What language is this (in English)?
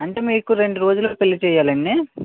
Telugu